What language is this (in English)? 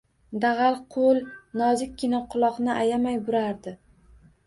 Uzbek